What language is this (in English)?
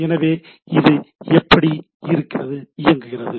Tamil